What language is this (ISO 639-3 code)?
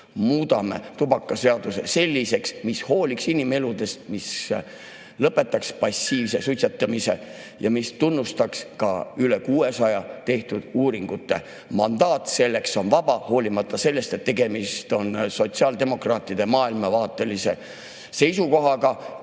est